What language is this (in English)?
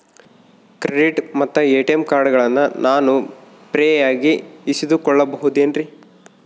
Kannada